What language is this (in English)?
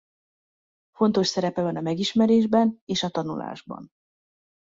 Hungarian